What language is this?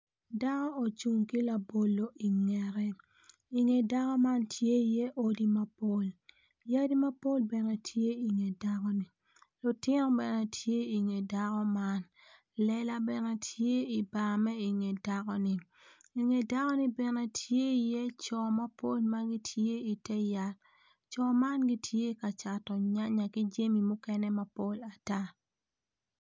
Acoli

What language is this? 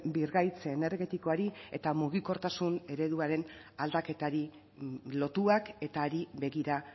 Basque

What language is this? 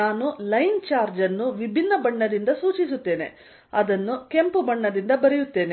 Kannada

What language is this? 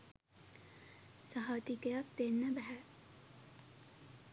Sinhala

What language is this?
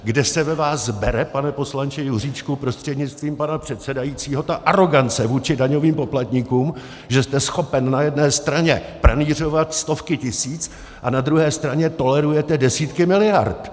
Czech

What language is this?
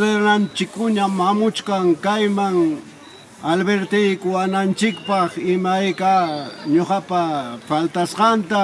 Spanish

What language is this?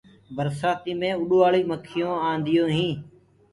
Gurgula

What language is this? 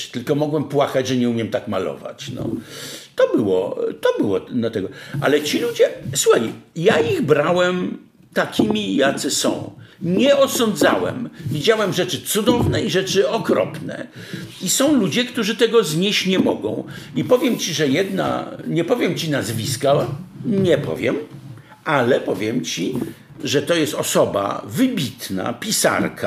Polish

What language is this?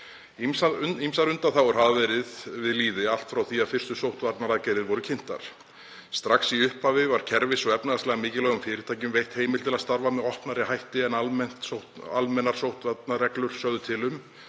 Icelandic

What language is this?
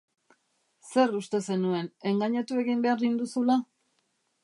Basque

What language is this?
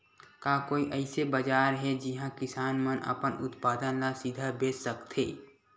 Chhattisgarhi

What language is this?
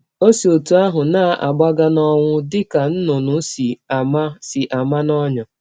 Igbo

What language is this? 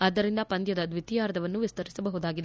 Kannada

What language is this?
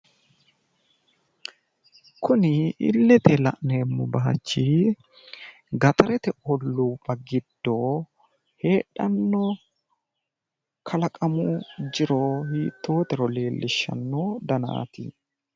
Sidamo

